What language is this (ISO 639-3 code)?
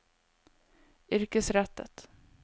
nor